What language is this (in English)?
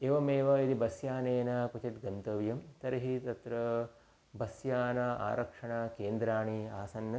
Sanskrit